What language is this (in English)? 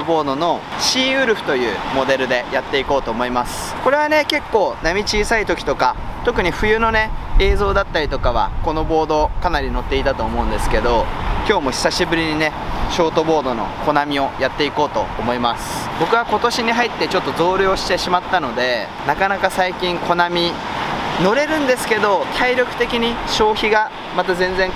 Japanese